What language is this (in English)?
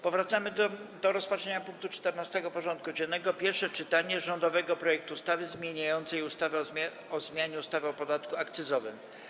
Polish